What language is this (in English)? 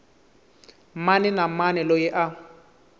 Tsonga